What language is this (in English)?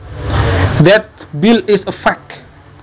Javanese